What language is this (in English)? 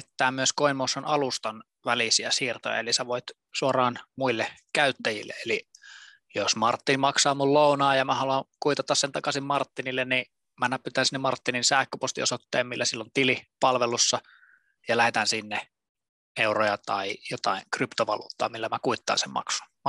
Finnish